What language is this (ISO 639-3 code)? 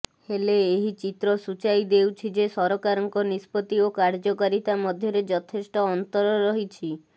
ori